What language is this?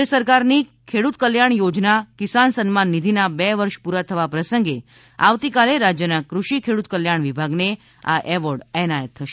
Gujarati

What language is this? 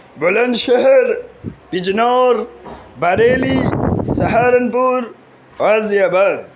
Urdu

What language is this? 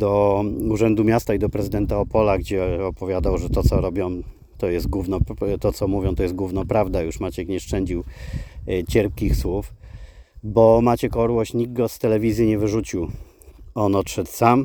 Polish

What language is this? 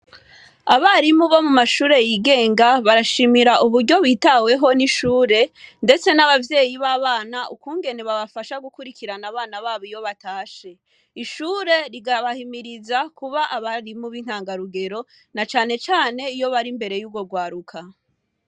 Rundi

